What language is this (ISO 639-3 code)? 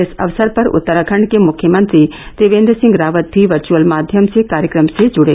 hin